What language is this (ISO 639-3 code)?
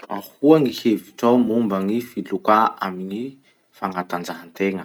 msh